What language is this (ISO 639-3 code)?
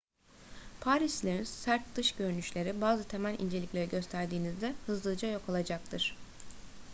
tur